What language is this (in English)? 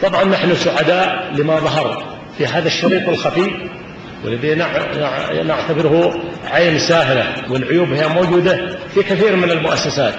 Arabic